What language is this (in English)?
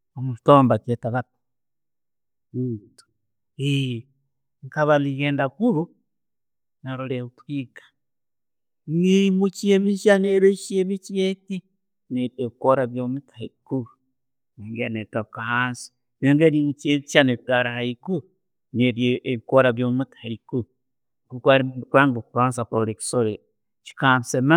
Tooro